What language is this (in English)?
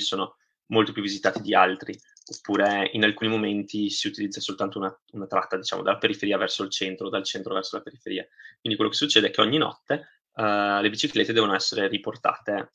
Italian